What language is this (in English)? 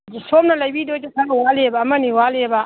Manipuri